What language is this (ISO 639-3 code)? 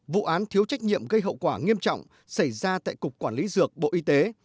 vie